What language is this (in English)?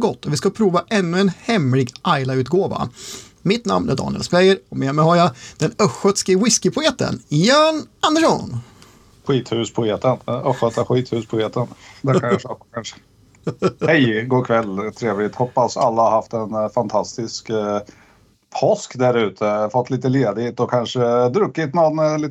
Swedish